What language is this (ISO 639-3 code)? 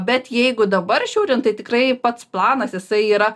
lit